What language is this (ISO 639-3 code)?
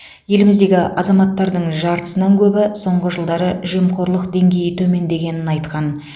kaz